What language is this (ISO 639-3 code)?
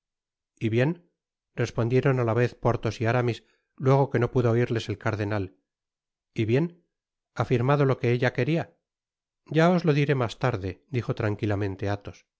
spa